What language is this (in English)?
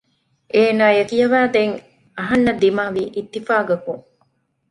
Divehi